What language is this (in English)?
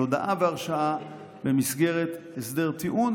Hebrew